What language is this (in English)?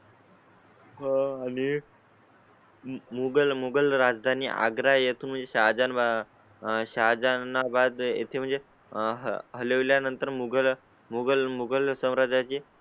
Marathi